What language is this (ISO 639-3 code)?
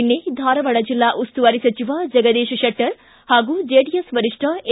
kan